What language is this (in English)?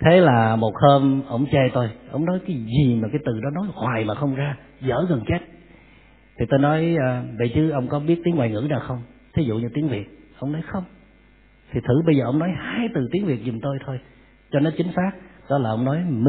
Vietnamese